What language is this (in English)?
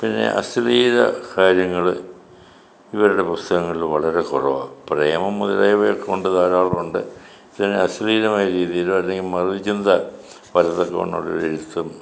Malayalam